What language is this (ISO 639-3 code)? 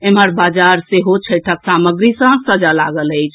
mai